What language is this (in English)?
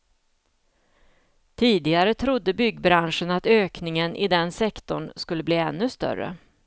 Swedish